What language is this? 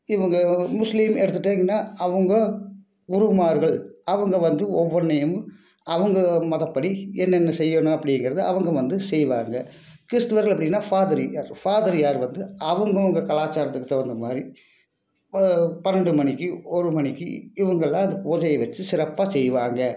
Tamil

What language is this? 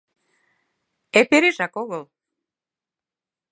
Mari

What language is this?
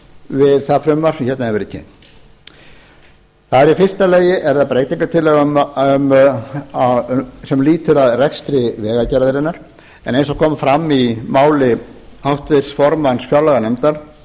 Icelandic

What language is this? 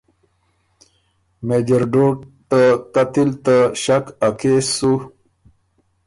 Ormuri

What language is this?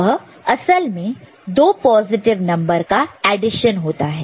Hindi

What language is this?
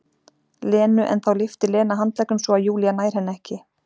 Icelandic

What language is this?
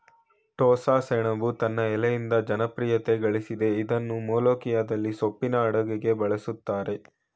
Kannada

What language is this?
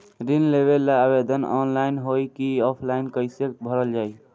Bhojpuri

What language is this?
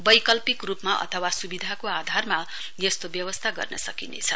Nepali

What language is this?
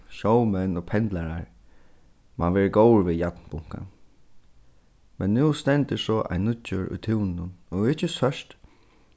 Faroese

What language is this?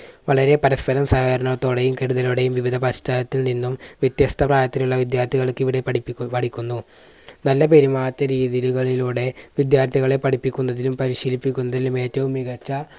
Malayalam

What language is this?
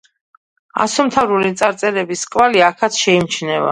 Georgian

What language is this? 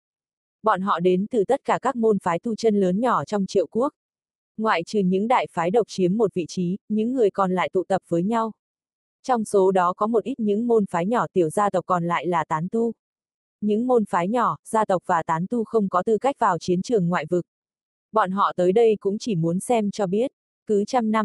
Vietnamese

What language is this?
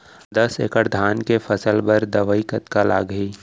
Chhattisgarhi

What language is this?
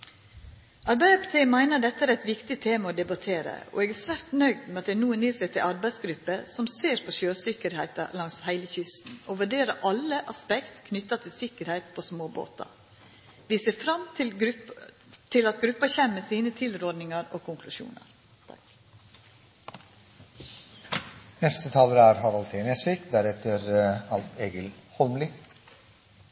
Norwegian Nynorsk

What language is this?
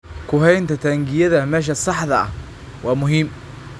Somali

